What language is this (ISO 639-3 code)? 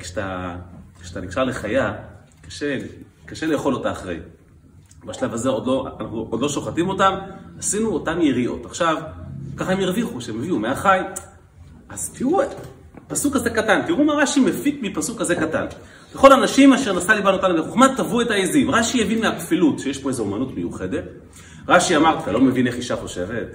heb